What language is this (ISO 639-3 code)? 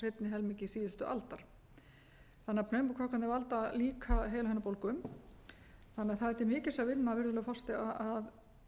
isl